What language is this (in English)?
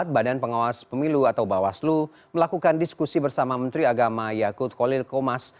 Indonesian